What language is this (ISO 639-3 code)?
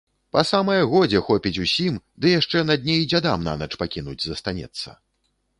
bel